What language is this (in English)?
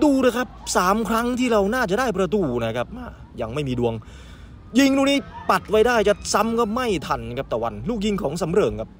Thai